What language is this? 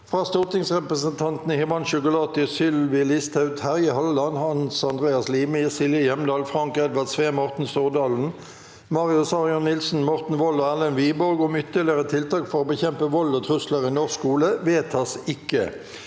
Norwegian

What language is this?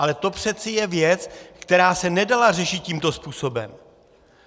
Czech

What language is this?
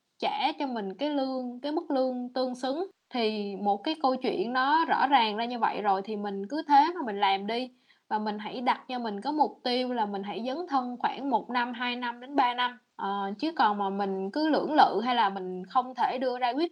Vietnamese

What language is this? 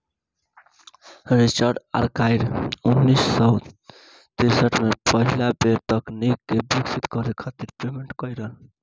Bhojpuri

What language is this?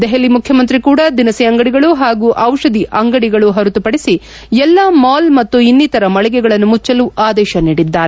Kannada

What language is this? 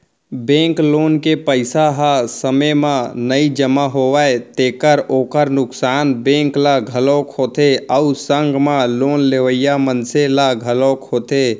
Chhattisgarhi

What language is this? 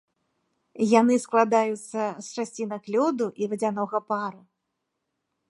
Belarusian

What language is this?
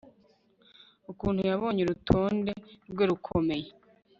Kinyarwanda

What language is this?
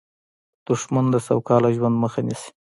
Pashto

